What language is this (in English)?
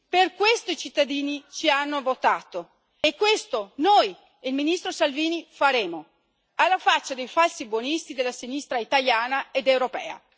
Italian